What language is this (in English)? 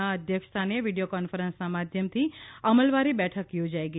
Gujarati